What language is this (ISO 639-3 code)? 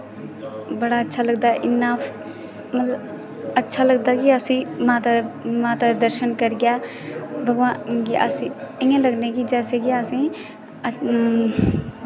doi